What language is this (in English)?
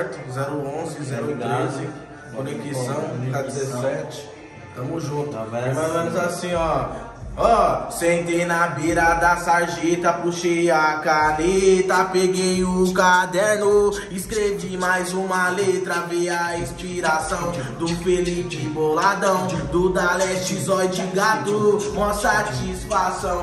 Portuguese